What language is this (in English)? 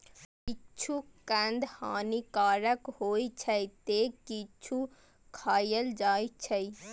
Maithili